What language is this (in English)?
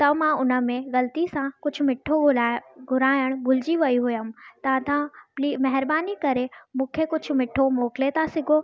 Sindhi